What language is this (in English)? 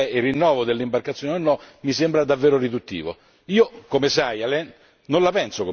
Italian